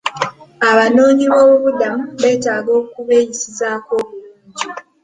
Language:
Ganda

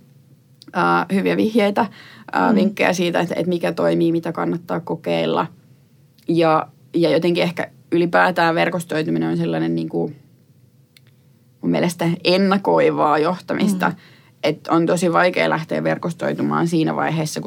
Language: Finnish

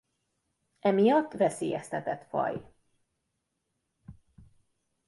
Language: Hungarian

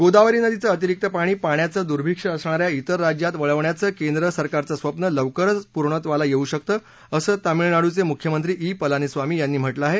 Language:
Marathi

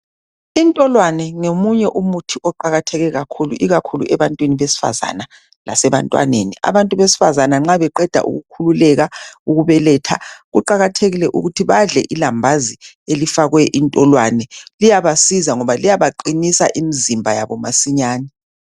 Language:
North Ndebele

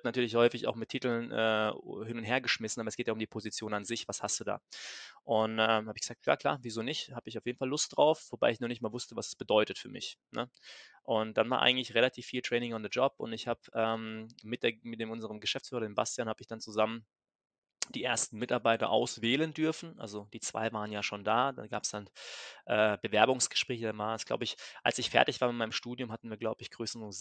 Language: German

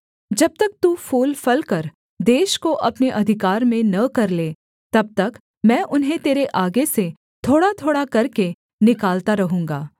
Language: Hindi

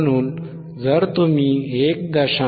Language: Marathi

